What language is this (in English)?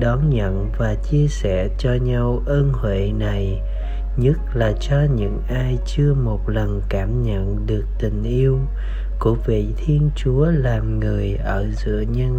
Vietnamese